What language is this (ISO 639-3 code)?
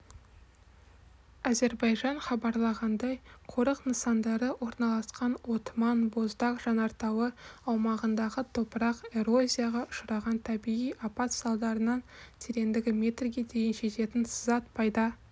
kaz